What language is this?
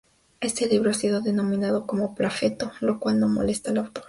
Spanish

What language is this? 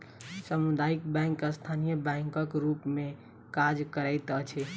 Maithili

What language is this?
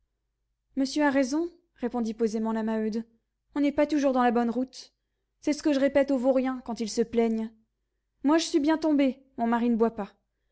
French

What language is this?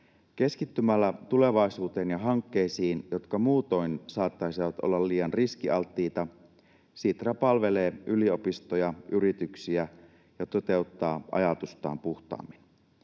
Finnish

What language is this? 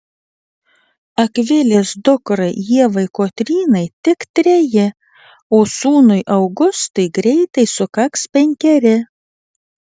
Lithuanian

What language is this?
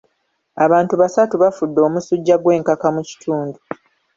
Ganda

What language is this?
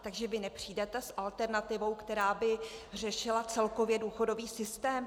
Czech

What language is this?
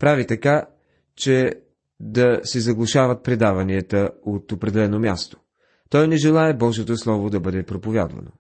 Bulgarian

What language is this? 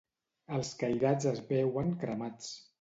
Catalan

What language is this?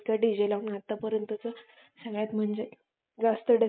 Marathi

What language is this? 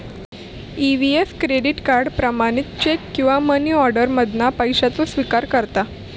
Marathi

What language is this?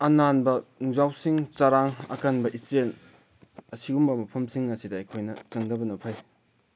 Manipuri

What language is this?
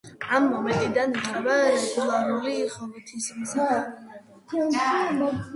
Georgian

